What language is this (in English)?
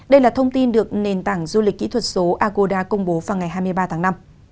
Vietnamese